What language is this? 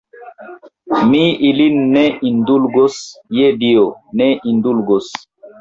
Esperanto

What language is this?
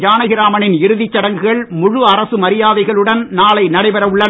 Tamil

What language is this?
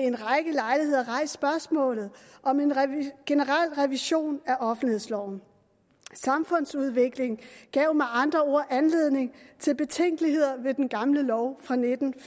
Danish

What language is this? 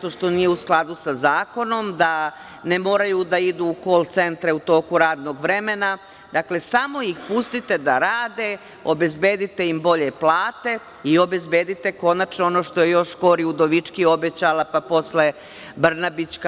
Serbian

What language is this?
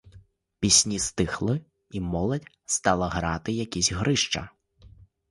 Ukrainian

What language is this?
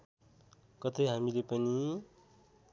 Nepali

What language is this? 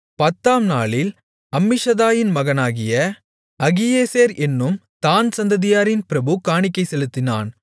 Tamil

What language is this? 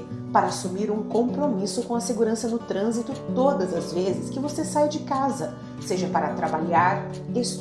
Portuguese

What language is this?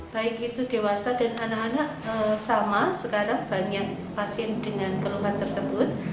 Indonesian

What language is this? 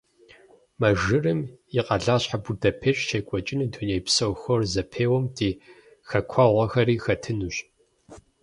Kabardian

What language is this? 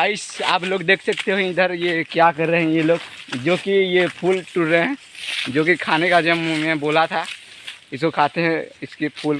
Hindi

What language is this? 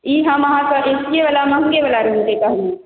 Maithili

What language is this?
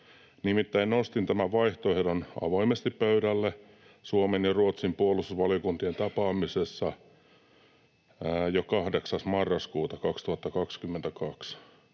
Finnish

